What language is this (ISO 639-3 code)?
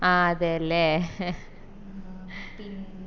mal